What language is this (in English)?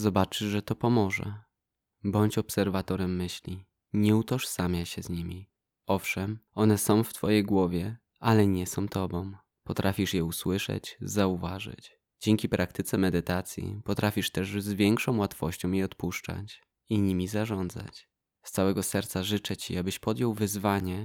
Polish